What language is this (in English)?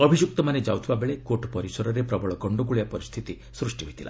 Odia